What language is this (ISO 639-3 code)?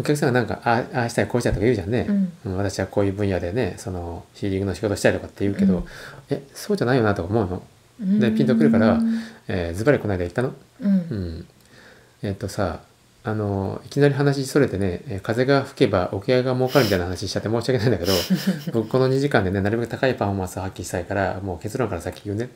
jpn